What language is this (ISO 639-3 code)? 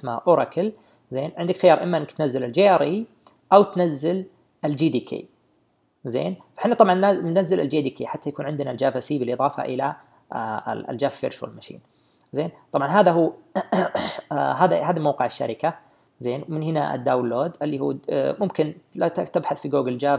ara